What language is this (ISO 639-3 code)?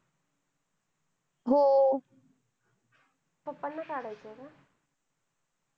mar